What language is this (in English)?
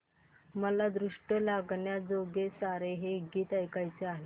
Marathi